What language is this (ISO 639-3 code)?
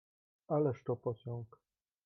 pol